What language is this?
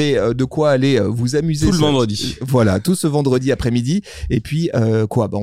French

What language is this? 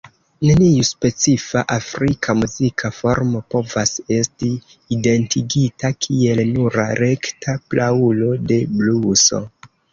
Esperanto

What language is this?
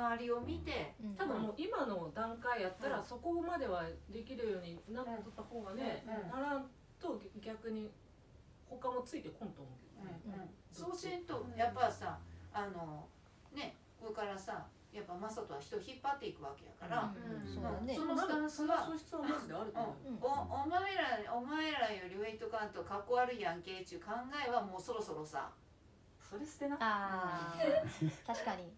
Japanese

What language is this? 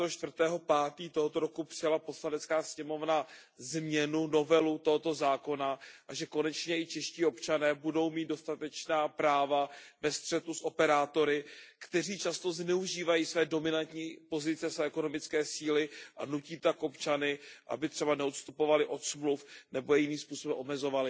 Czech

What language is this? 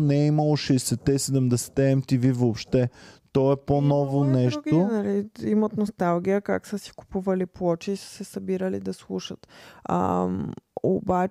Bulgarian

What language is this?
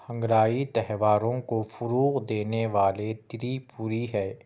Urdu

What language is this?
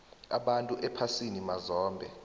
South Ndebele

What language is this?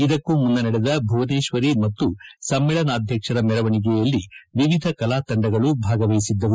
Kannada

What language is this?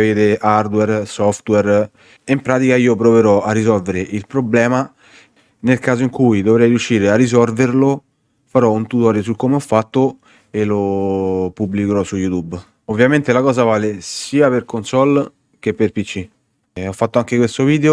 Italian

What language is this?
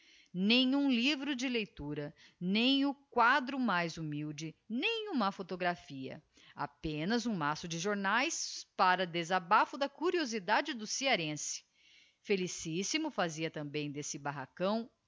Portuguese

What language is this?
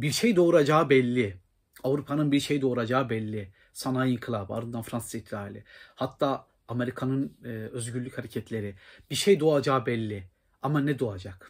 Turkish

